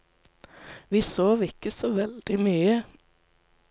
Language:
Norwegian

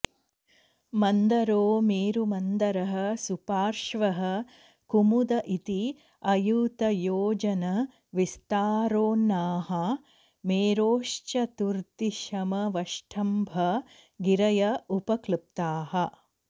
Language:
Sanskrit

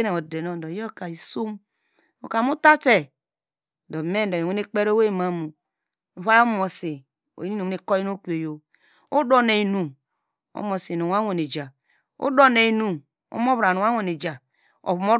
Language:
Degema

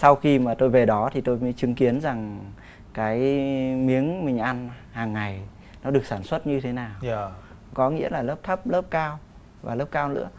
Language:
Vietnamese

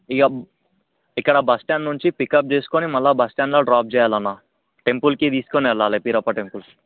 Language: Telugu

